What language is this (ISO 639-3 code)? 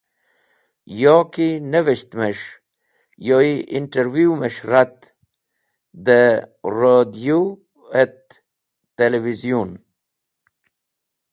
wbl